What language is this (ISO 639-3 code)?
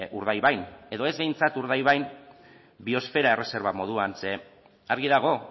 eus